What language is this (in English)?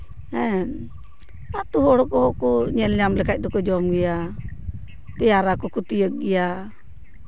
Santali